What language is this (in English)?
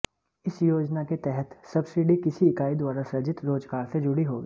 Hindi